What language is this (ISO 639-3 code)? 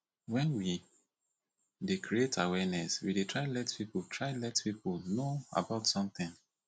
pcm